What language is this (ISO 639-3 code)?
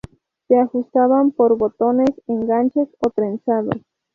spa